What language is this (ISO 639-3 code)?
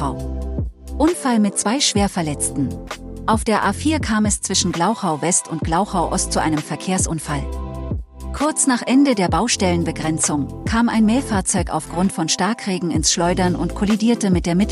deu